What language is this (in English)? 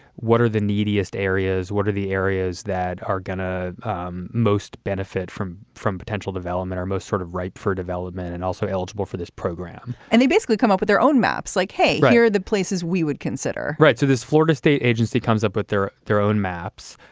English